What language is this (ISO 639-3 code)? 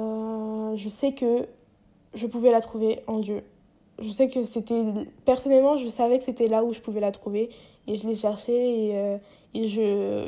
fra